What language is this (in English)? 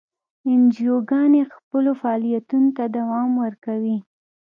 Pashto